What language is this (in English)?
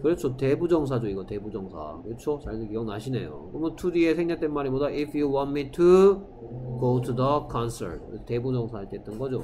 Korean